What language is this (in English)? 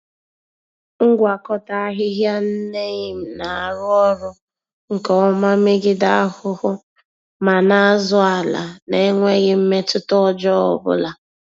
Igbo